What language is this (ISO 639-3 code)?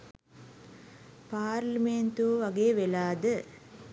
sin